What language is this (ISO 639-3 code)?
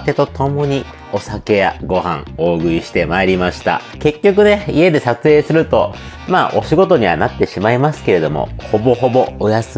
jpn